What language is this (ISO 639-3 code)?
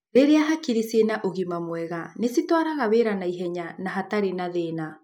kik